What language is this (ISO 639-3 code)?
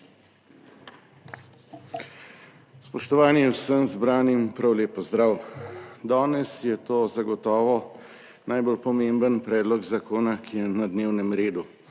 slv